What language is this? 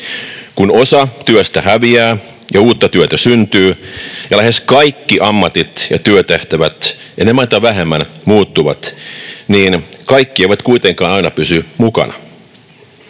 Finnish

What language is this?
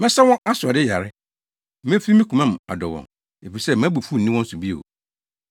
Akan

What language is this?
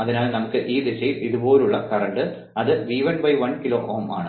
Malayalam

